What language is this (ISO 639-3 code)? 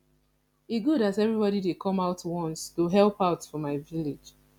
pcm